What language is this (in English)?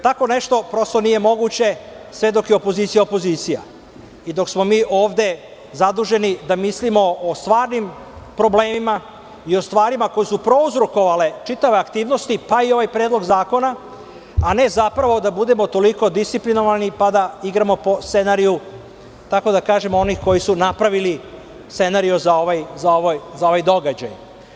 Serbian